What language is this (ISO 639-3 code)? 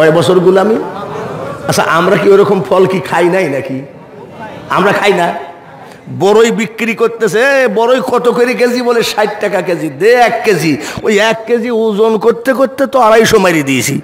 rus